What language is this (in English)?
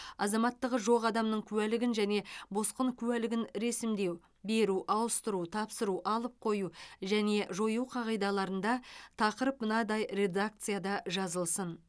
Kazakh